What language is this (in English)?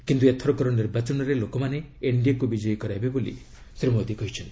Odia